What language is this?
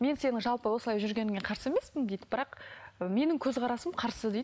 Kazakh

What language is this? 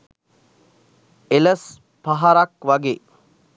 Sinhala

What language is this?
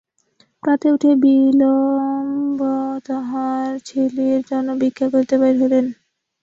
Bangla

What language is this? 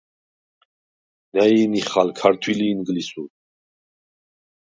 Svan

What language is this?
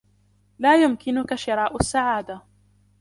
Arabic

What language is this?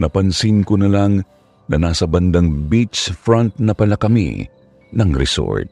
Filipino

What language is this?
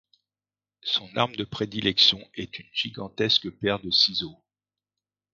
French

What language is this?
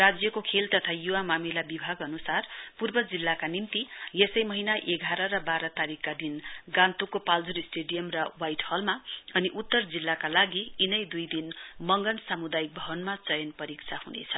Nepali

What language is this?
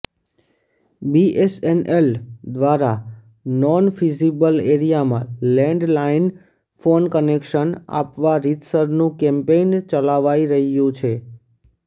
Gujarati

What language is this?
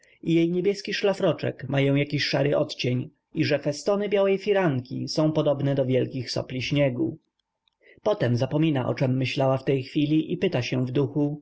Polish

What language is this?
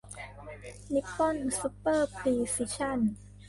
Thai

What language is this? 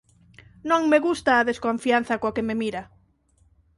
Galician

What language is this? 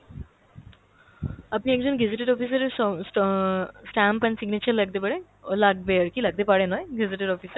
Bangla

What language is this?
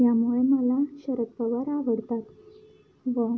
Marathi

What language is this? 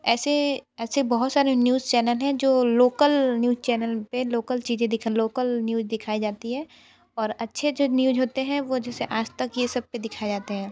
Hindi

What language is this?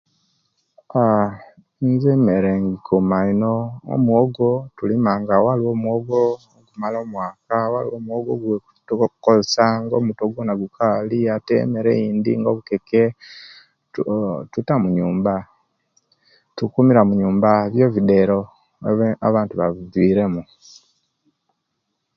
Kenyi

